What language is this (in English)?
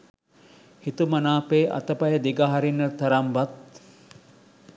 Sinhala